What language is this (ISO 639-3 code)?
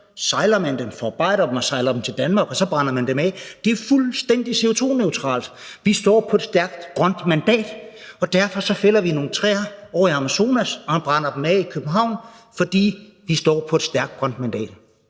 dan